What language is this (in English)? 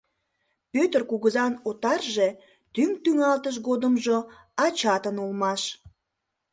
Mari